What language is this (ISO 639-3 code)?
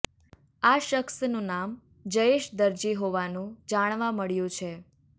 guj